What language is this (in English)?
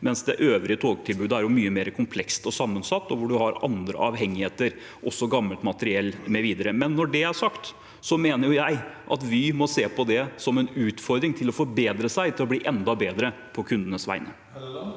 Norwegian